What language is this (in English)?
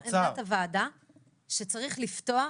Hebrew